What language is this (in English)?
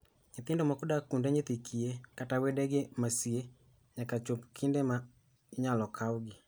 Luo (Kenya and Tanzania)